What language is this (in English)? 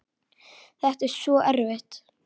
Icelandic